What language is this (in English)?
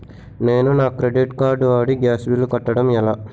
Telugu